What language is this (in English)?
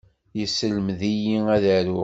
Kabyle